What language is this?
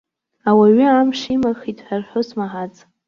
Abkhazian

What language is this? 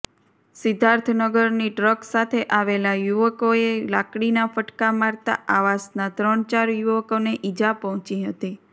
Gujarati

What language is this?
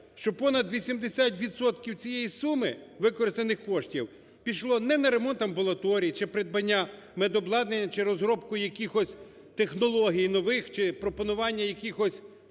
Ukrainian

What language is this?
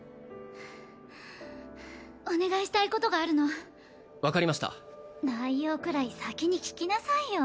Japanese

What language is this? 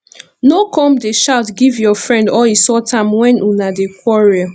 Nigerian Pidgin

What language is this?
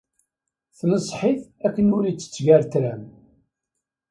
Kabyle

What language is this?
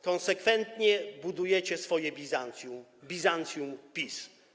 Polish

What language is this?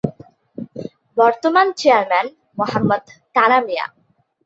Bangla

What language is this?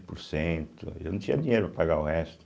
Portuguese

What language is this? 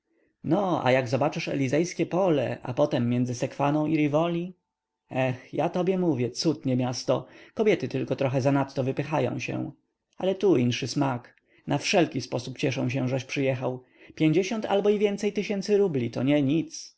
Polish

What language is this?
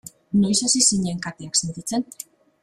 Basque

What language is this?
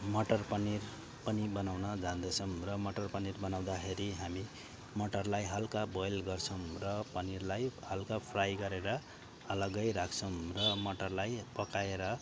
Nepali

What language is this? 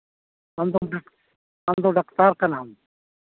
Santali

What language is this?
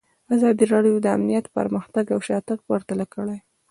Pashto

